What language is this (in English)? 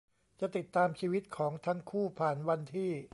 Thai